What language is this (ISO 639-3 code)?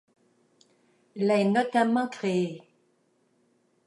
fra